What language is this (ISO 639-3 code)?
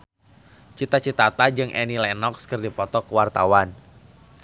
sun